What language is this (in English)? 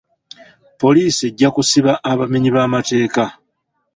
Ganda